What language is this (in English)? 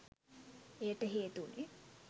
Sinhala